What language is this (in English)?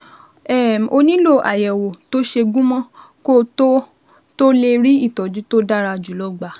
Yoruba